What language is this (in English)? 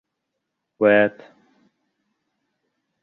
Bashkir